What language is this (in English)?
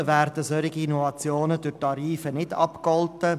Swiss German